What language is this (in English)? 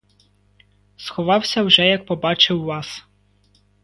Ukrainian